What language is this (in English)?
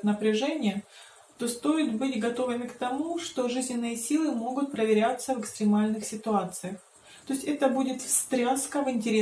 Russian